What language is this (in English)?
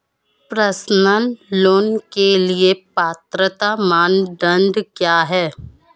Hindi